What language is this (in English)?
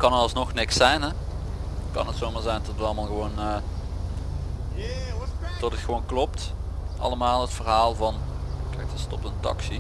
Dutch